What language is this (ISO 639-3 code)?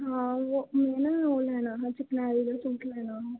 doi